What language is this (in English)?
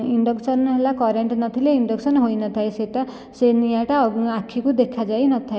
Odia